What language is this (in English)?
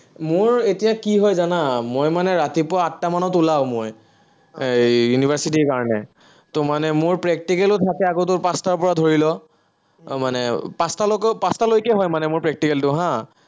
Assamese